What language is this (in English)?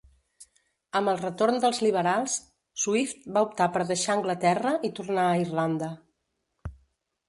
Catalan